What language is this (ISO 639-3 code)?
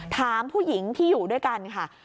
tha